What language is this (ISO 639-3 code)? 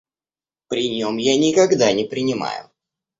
rus